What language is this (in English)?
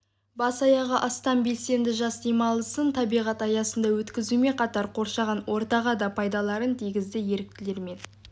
Kazakh